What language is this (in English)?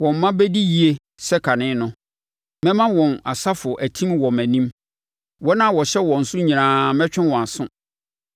Akan